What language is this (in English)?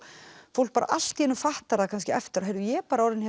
Icelandic